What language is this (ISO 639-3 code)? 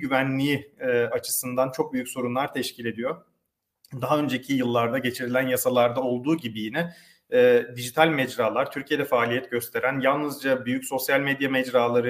tur